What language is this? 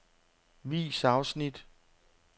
Danish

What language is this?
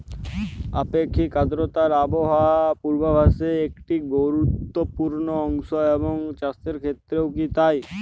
Bangla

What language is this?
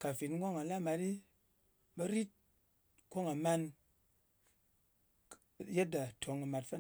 Ngas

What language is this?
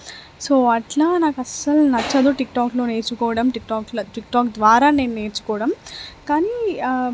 Telugu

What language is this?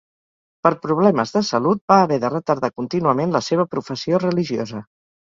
Catalan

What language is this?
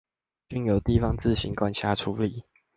Chinese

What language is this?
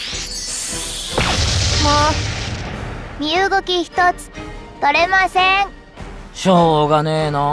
Japanese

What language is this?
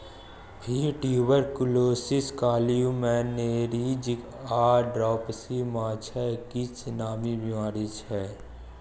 Maithili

